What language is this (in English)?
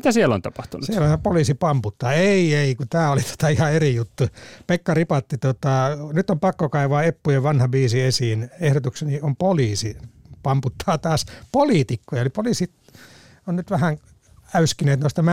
Finnish